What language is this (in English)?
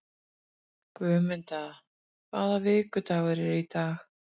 Icelandic